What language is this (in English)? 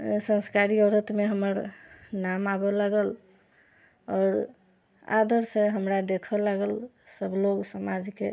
Maithili